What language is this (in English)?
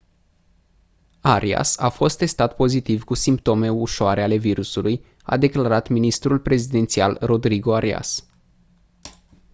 Romanian